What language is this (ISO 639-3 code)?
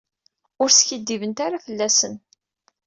kab